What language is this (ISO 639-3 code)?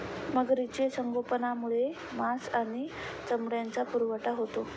mar